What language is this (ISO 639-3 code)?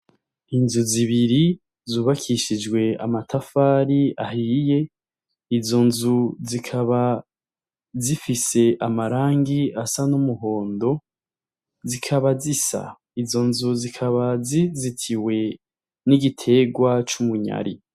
run